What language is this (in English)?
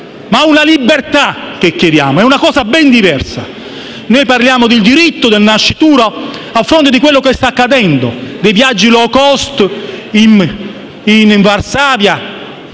Italian